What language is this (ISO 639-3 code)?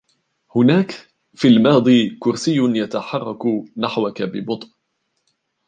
ara